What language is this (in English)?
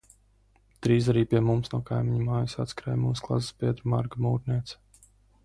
Latvian